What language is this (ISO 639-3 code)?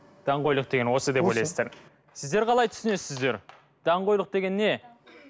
kaz